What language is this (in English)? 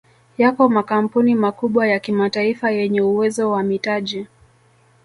Swahili